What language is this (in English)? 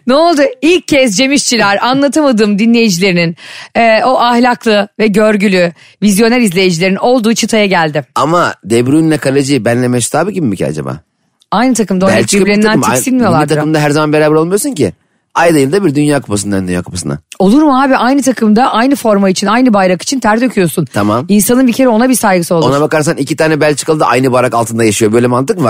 Turkish